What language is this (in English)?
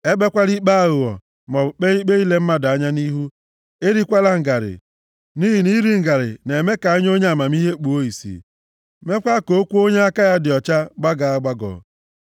Igbo